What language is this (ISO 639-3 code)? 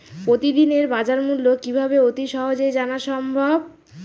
ben